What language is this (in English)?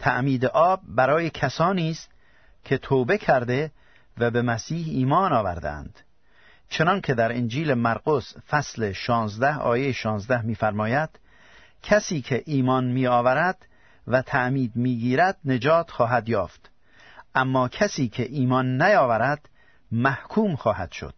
Persian